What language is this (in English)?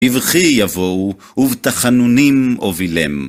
Hebrew